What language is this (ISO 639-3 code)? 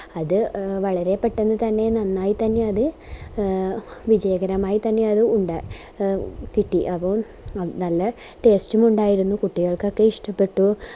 mal